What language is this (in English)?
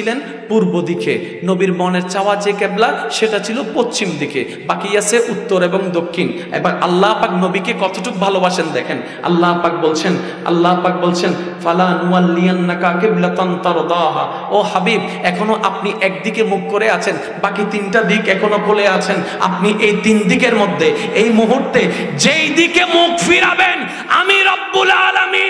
Indonesian